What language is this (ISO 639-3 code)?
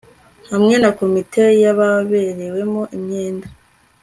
kin